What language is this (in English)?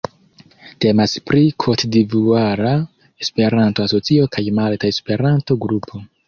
Esperanto